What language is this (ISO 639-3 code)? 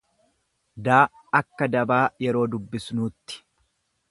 orm